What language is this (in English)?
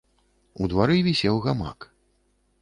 Belarusian